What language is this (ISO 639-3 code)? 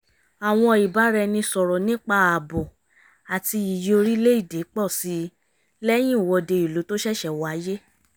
yor